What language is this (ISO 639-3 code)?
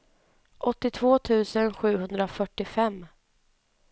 swe